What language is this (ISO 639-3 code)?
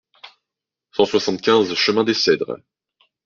fra